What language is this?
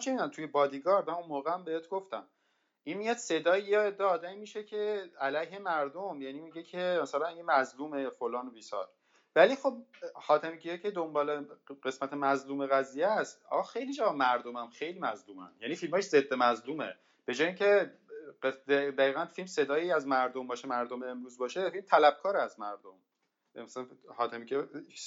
Persian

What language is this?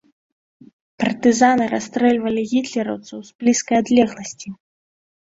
Belarusian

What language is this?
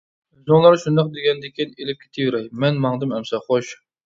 Uyghur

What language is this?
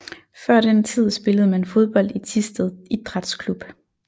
Danish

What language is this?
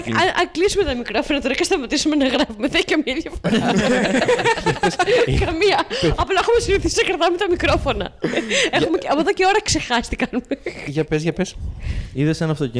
Greek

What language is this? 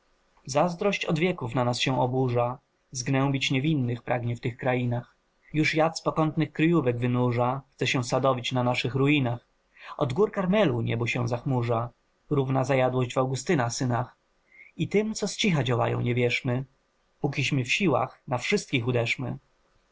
Polish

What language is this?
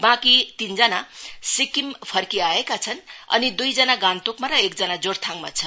Nepali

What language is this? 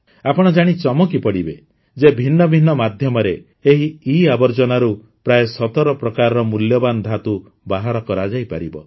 Odia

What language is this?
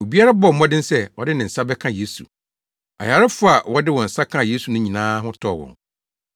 Akan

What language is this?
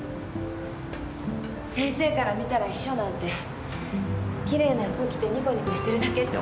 Japanese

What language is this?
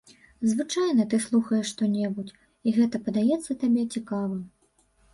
Belarusian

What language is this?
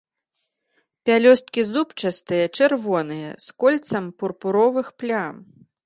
Belarusian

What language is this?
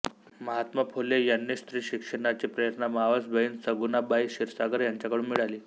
Marathi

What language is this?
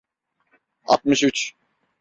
Turkish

